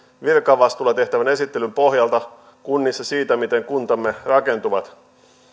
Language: Finnish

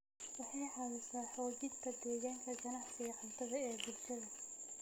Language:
Somali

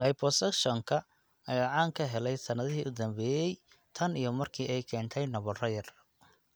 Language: Somali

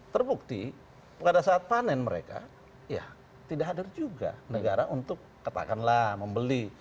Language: Indonesian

